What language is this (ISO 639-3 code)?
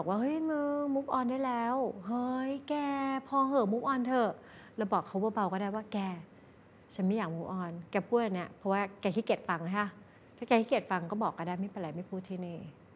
tha